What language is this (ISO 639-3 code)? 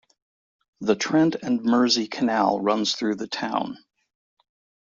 eng